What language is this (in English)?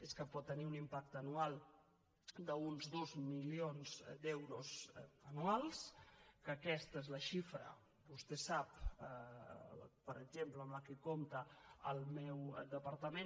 Catalan